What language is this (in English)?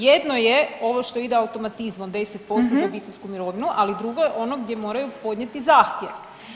Croatian